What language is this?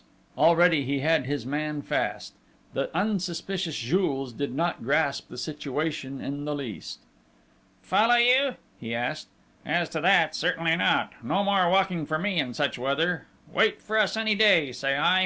English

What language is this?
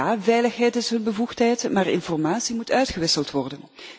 Dutch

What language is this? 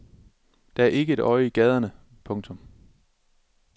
Danish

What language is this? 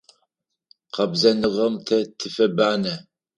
Adyghe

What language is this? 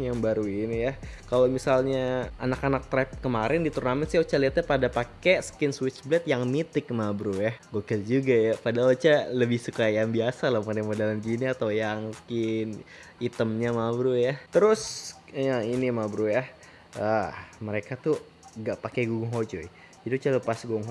Indonesian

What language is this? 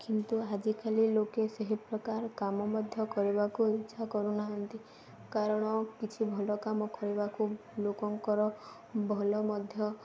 Odia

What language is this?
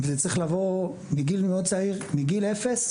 Hebrew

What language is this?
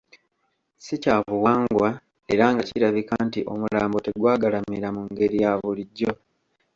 Ganda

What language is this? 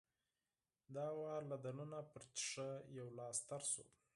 Pashto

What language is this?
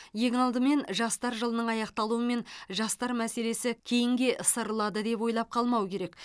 Kazakh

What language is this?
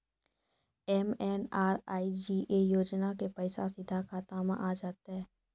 Maithili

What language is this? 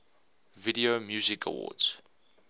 English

